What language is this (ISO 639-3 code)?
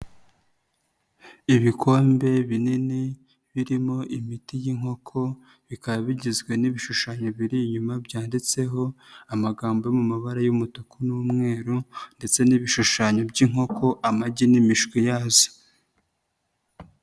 kin